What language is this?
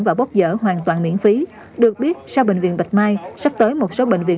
Vietnamese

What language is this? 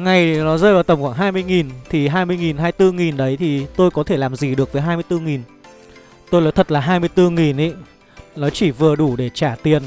Vietnamese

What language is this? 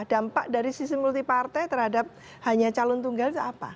Indonesian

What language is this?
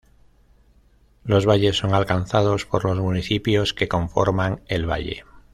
Spanish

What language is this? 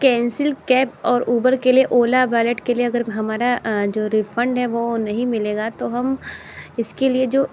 Hindi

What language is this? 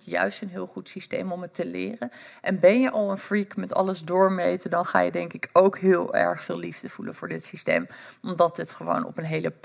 Dutch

